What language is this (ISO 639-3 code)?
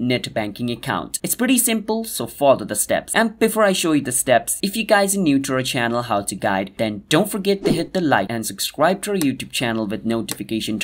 eng